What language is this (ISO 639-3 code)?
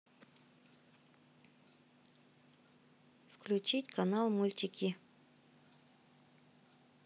rus